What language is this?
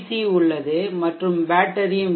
Tamil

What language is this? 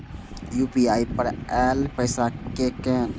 Maithili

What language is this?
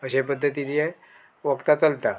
Konkani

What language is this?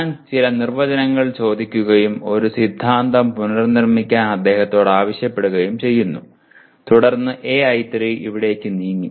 Malayalam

